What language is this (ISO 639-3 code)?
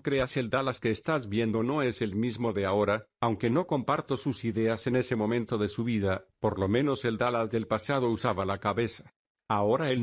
spa